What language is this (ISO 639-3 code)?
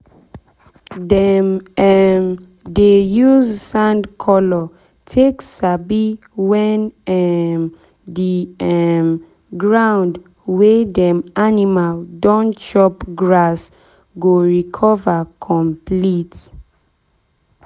pcm